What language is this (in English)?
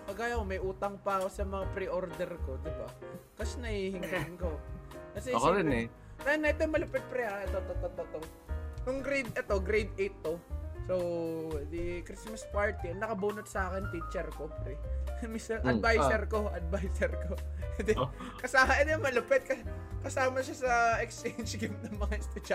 Filipino